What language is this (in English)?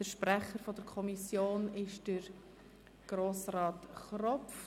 Swiss German